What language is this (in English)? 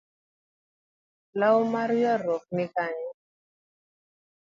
Luo (Kenya and Tanzania)